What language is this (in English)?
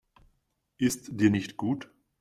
German